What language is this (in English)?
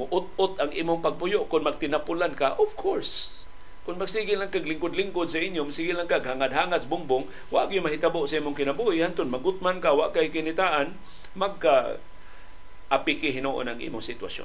Filipino